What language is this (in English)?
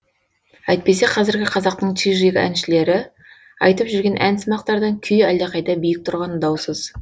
Kazakh